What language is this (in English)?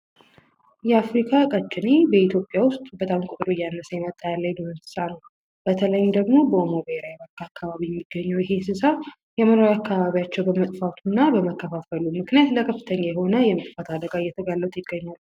Amharic